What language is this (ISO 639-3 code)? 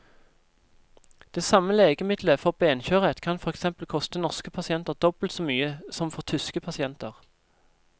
nor